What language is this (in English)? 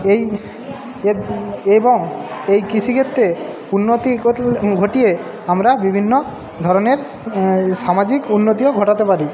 Bangla